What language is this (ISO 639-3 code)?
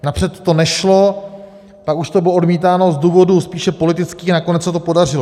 ces